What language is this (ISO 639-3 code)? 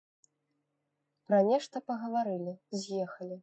bel